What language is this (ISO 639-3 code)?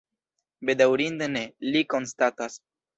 epo